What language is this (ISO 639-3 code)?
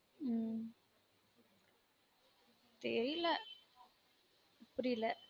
tam